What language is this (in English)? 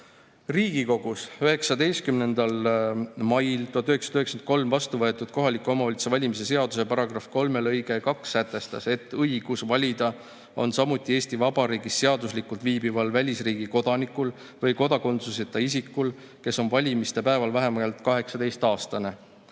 Estonian